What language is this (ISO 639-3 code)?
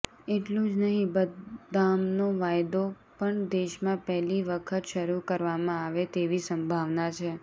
guj